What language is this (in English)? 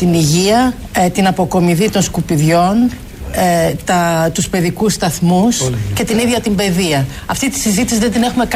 Greek